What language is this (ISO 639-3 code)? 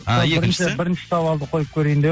kaz